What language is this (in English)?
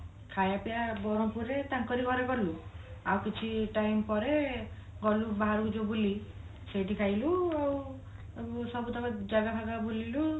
Odia